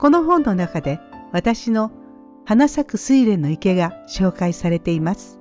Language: Japanese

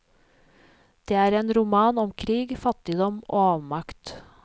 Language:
Norwegian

